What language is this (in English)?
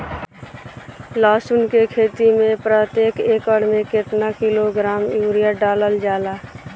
Bhojpuri